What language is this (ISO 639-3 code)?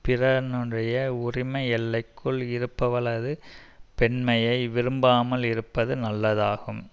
tam